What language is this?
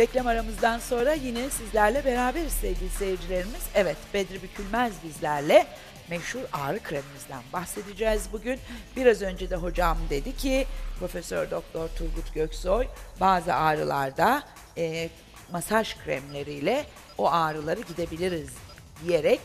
Turkish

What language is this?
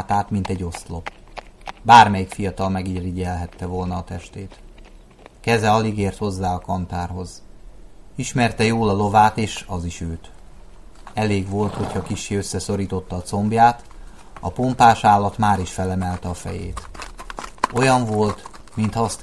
Hungarian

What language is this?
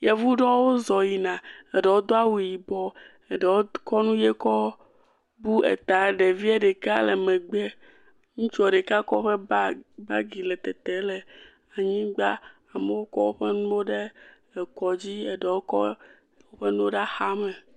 Ewe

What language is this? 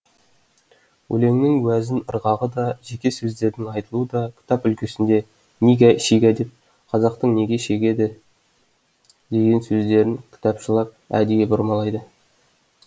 Kazakh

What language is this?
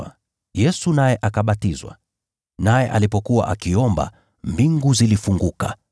Swahili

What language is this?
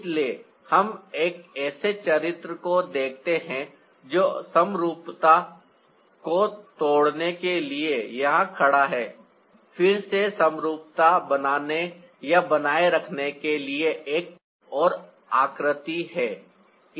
Hindi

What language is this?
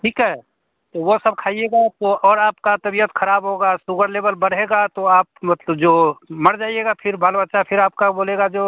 Hindi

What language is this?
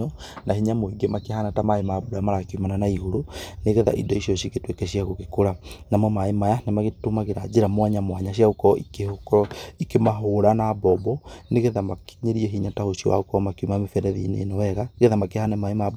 Kikuyu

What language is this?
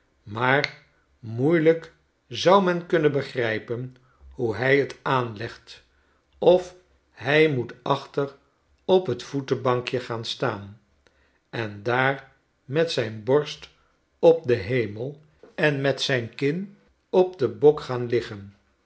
Dutch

